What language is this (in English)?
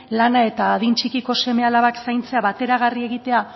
Basque